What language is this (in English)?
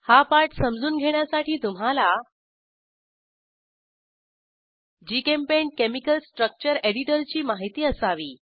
Marathi